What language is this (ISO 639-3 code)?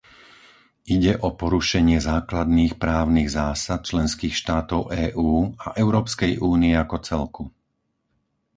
slk